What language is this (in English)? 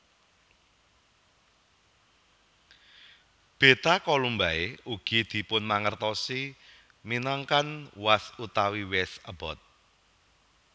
Javanese